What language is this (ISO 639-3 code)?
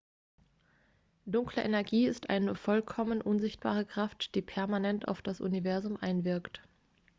deu